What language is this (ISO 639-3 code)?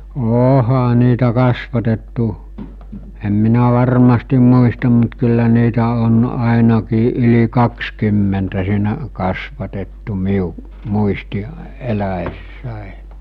fin